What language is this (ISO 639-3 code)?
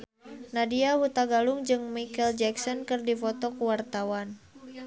sun